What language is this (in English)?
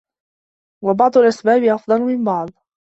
Arabic